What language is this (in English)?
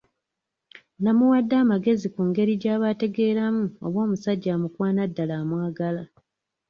Ganda